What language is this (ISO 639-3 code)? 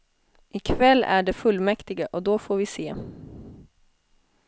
swe